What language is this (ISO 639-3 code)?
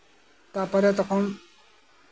sat